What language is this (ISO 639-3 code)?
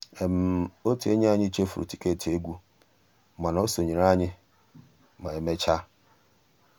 ibo